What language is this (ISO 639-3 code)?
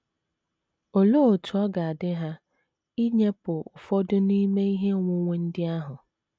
ibo